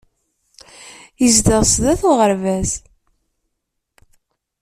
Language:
Kabyle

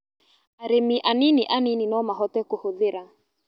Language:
Kikuyu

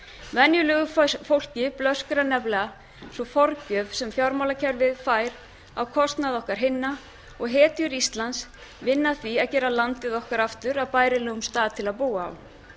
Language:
Icelandic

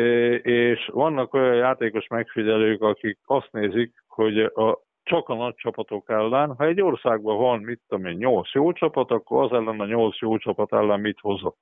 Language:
Hungarian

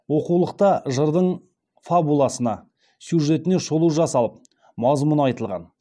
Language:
Kazakh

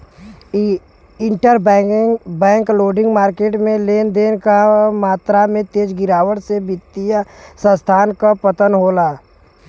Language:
Bhojpuri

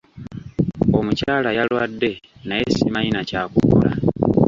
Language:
Ganda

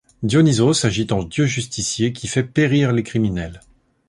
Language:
French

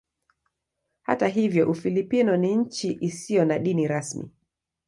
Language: Swahili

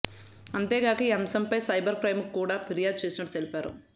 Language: Telugu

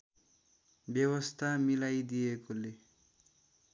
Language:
Nepali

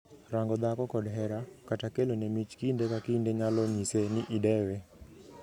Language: Luo (Kenya and Tanzania)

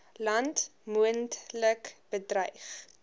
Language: Afrikaans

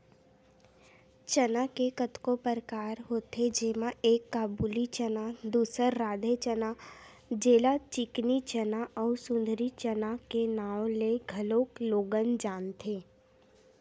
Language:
Chhattisgarhi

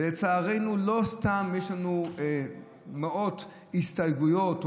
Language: Hebrew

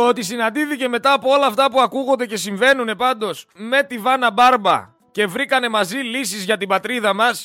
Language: Greek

